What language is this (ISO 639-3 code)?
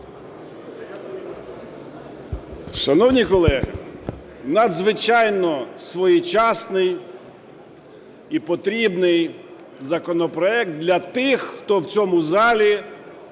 ukr